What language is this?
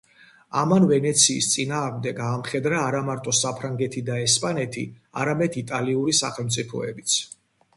Georgian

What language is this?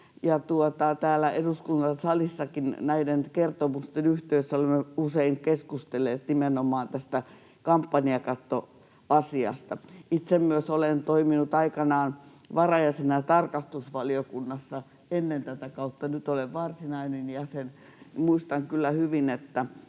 Finnish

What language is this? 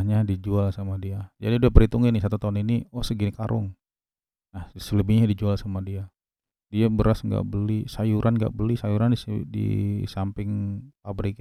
Indonesian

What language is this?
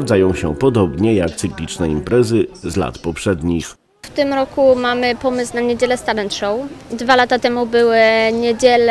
Polish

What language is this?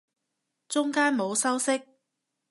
Cantonese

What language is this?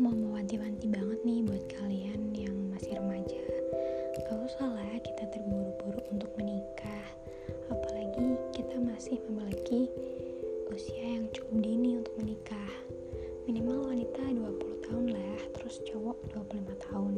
Indonesian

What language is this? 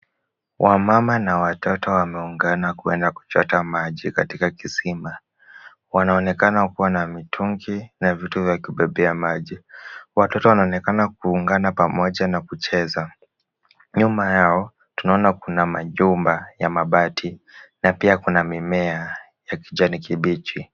Swahili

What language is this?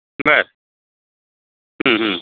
Marathi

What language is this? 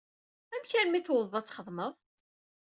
Kabyle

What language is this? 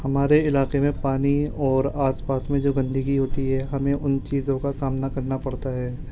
Urdu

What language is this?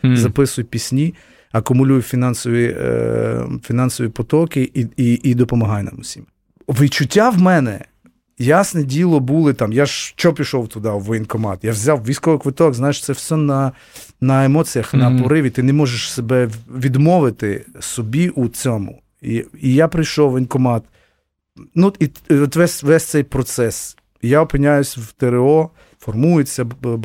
Ukrainian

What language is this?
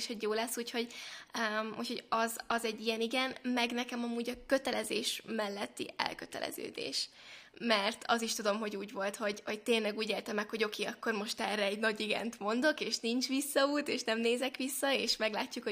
Hungarian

